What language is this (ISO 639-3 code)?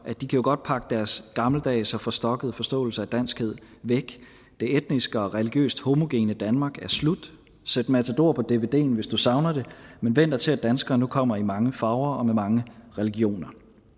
dan